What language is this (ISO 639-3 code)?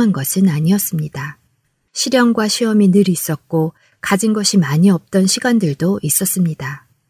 kor